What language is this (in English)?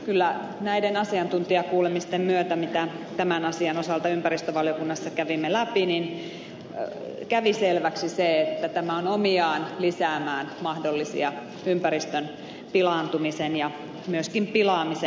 Finnish